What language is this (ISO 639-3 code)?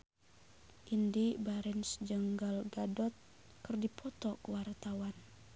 sun